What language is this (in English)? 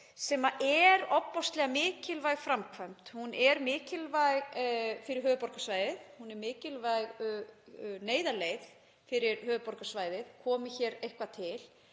Icelandic